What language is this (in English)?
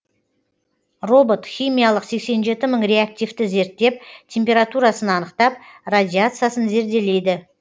Kazakh